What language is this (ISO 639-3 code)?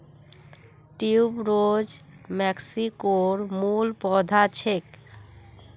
mag